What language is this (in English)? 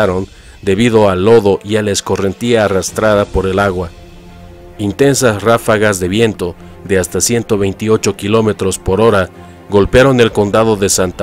Spanish